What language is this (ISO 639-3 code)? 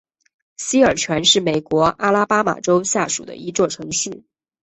zho